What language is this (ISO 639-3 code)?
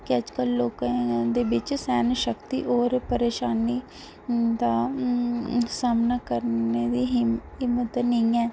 doi